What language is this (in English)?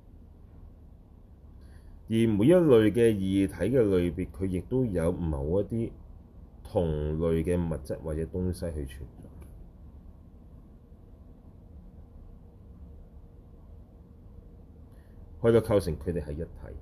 Chinese